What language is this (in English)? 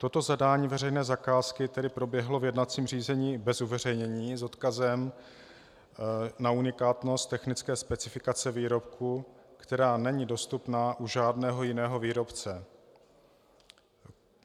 Czech